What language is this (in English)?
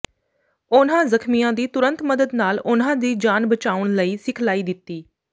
Punjabi